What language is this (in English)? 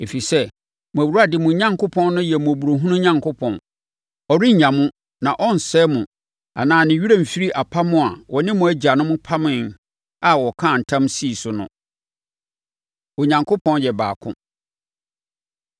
Akan